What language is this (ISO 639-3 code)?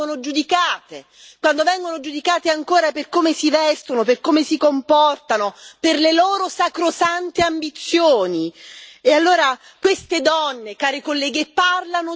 ita